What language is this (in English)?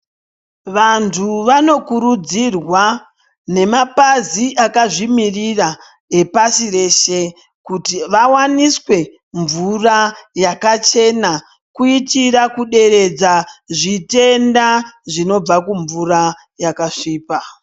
Ndau